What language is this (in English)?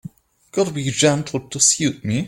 English